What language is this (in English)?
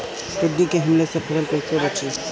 Bhojpuri